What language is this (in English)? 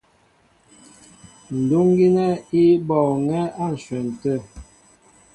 Mbo (Cameroon)